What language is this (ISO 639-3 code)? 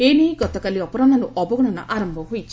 ori